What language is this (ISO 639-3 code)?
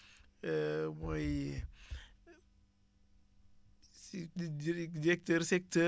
wol